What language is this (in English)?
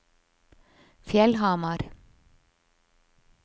Norwegian